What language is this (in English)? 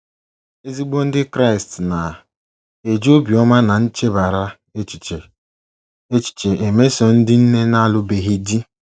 Igbo